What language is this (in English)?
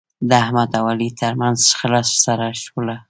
Pashto